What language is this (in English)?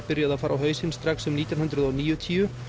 Icelandic